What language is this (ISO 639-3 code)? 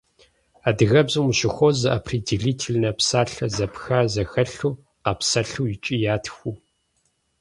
kbd